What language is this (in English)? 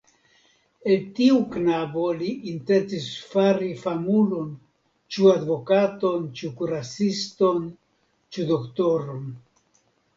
Esperanto